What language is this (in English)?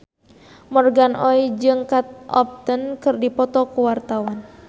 Sundanese